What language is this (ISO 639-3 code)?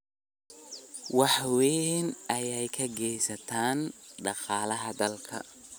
som